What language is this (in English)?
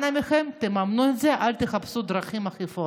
Hebrew